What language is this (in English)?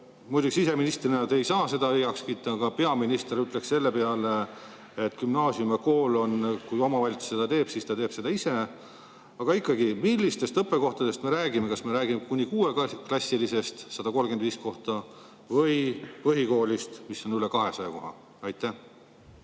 Estonian